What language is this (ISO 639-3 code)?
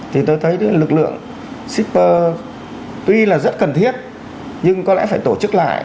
vie